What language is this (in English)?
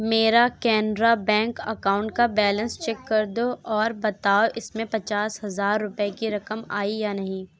Urdu